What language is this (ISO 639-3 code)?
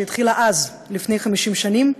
heb